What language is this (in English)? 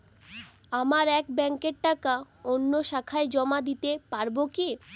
Bangla